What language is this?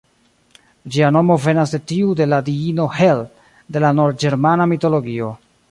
Esperanto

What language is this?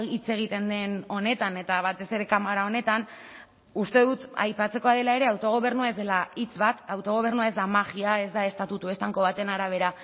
Basque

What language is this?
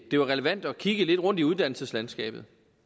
Danish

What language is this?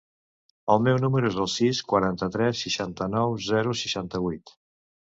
Catalan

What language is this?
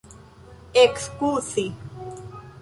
Esperanto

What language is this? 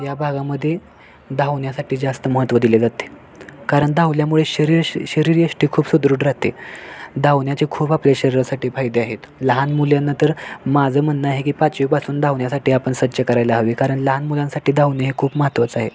Marathi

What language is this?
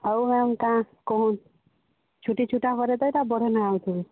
Odia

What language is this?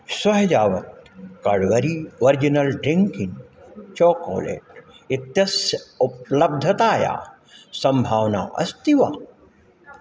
Sanskrit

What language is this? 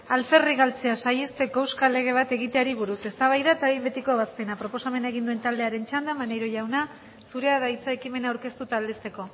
Basque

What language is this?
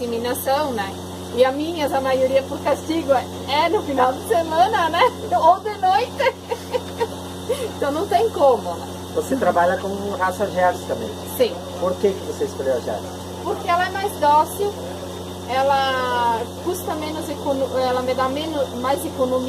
Portuguese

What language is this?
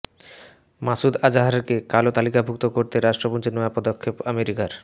Bangla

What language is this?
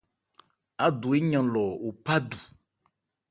Ebrié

